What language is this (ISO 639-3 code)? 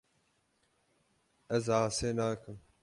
kur